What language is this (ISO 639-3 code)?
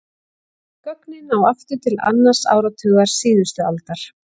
isl